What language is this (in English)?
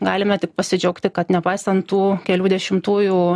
Lithuanian